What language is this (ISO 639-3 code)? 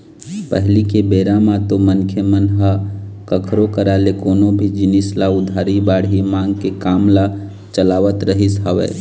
hne